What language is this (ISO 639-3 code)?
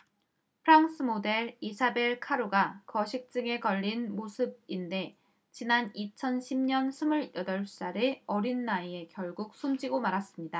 kor